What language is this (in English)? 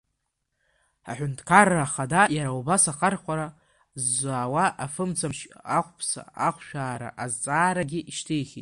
Abkhazian